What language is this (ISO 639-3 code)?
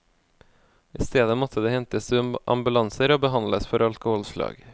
nor